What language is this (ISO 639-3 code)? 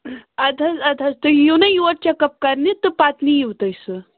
kas